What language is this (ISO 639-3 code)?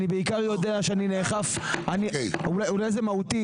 heb